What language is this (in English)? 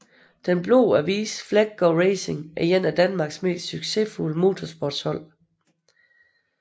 Danish